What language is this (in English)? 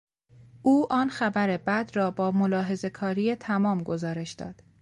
Persian